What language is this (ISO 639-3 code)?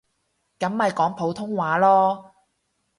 yue